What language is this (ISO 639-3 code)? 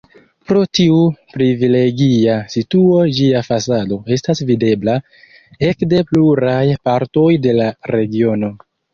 epo